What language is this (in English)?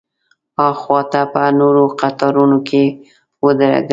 Pashto